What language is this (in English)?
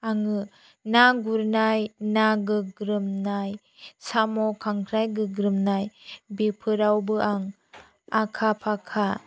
Bodo